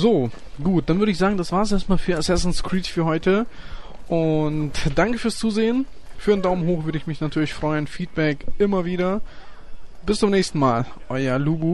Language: German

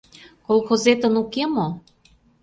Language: Mari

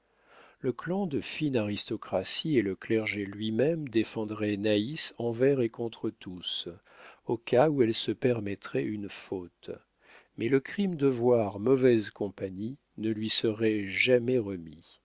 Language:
French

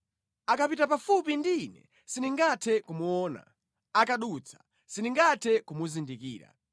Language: Nyanja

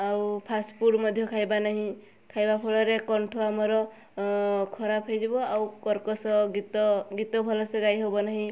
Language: Odia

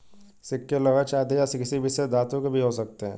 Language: Hindi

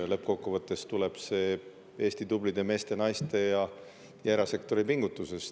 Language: Estonian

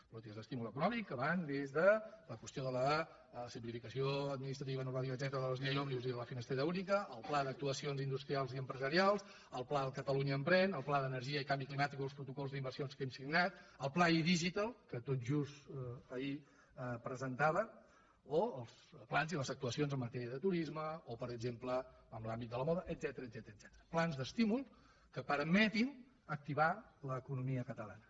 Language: Catalan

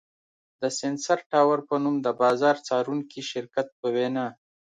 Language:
Pashto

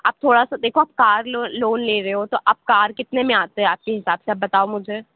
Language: Urdu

